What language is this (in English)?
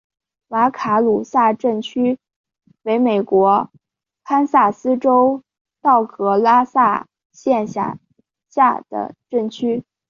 Chinese